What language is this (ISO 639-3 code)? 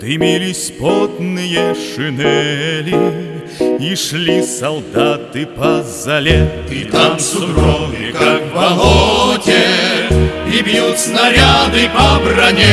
rus